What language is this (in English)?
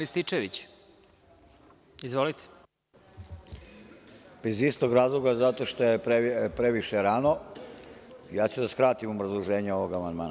Serbian